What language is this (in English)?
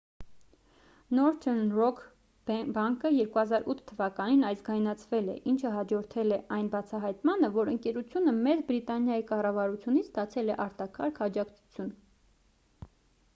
Armenian